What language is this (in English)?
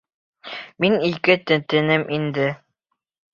Bashkir